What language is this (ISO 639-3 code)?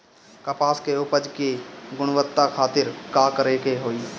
bho